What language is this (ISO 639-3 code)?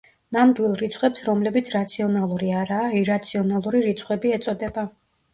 kat